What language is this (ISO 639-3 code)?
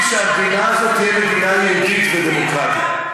heb